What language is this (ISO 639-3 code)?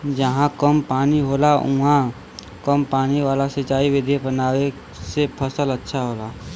bho